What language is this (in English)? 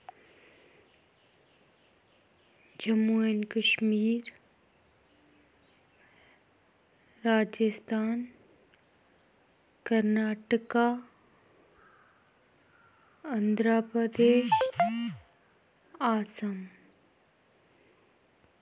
Dogri